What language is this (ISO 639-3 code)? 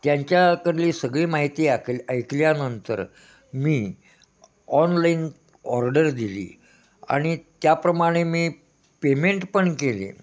mar